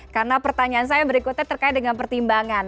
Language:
Indonesian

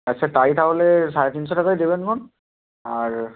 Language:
Bangla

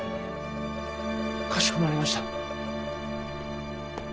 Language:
Japanese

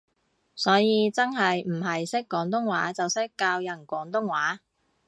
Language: Cantonese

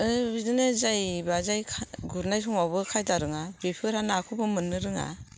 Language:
Bodo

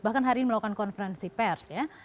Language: Indonesian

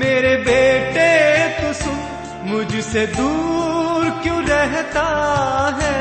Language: Hindi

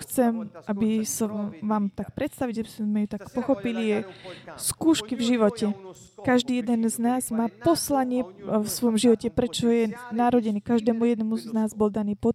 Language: Slovak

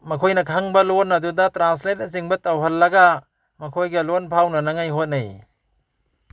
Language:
Manipuri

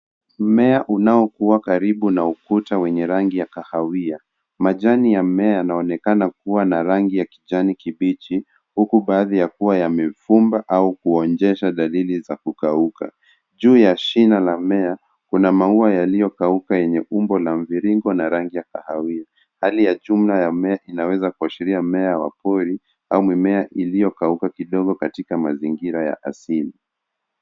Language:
Swahili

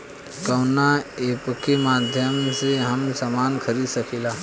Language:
Bhojpuri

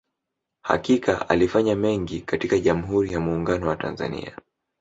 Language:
Swahili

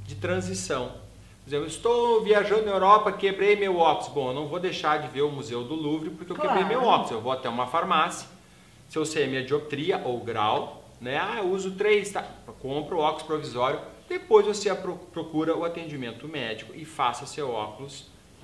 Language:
Portuguese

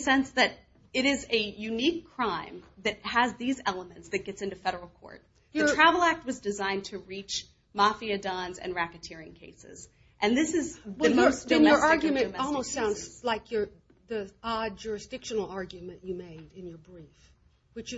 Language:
English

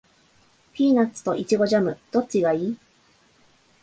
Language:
Japanese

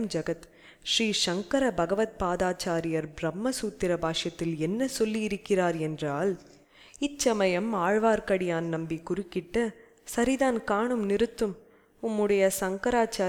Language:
Tamil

